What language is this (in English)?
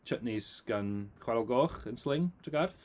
Welsh